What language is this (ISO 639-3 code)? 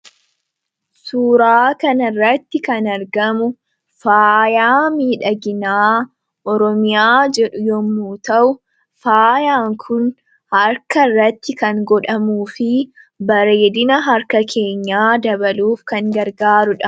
orm